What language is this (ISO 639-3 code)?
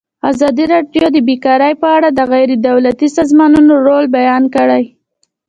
pus